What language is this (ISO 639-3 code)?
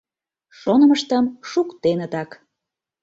chm